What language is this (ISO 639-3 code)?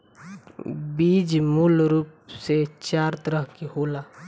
bho